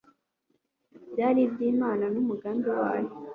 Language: Kinyarwanda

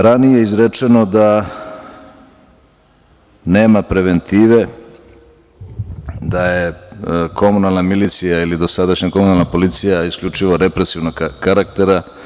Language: Serbian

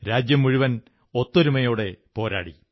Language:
Malayalam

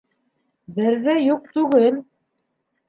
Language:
Bashkir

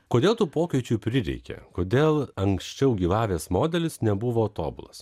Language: Lithuanian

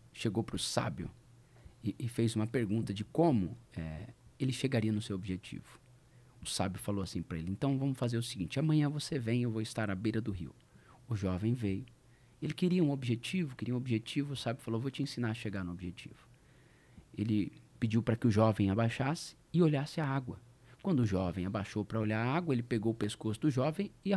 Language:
Portuguese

